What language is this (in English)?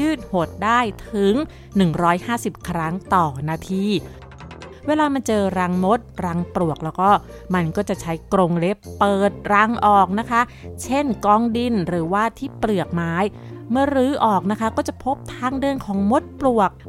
Thai